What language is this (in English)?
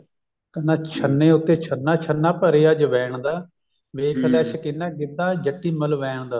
Punjabi